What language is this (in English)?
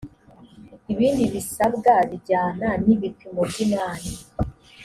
Kinyarwanda